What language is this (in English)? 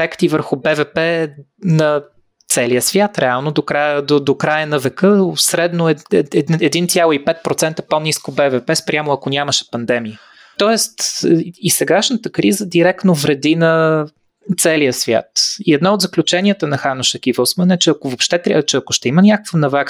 Bulgarian